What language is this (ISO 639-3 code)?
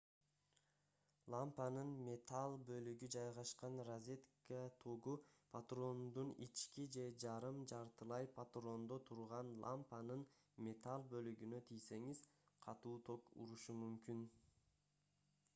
kir